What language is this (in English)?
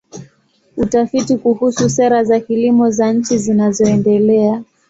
Swahili